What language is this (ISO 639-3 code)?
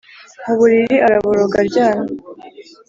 kin